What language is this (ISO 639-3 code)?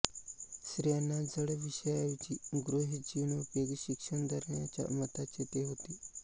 mar